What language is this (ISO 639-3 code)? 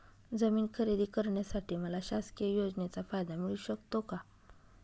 mar